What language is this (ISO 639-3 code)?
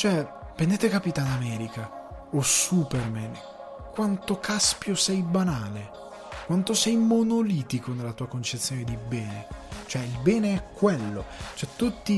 ita